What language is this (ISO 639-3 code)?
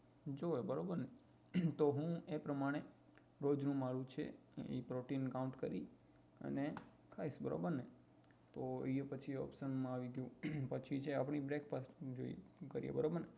guj